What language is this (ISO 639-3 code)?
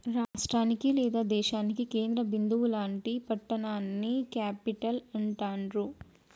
tel